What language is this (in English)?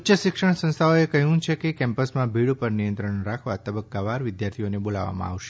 Gujarati